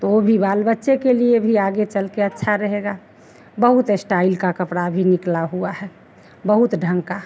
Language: Hindi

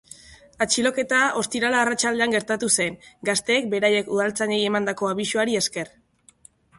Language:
Basque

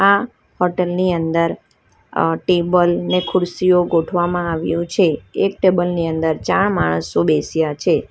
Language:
Gujarati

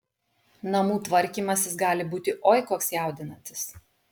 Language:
Lithuanian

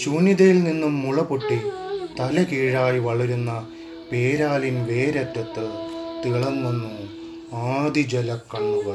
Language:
Malayalam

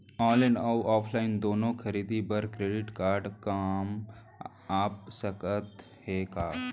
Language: Chhattisgarhi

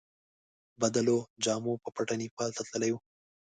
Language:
Pashto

